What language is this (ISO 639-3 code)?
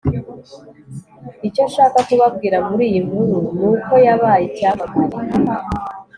kin